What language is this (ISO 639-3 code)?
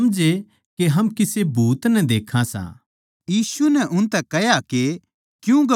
bgc